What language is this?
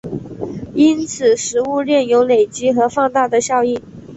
Chinese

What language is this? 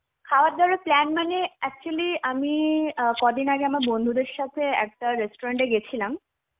Bangla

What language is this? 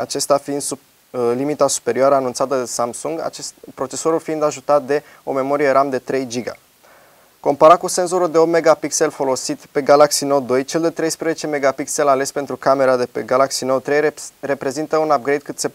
Romanian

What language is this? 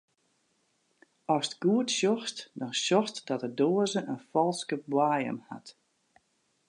Western Frisian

